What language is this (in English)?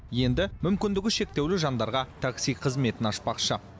Kazakh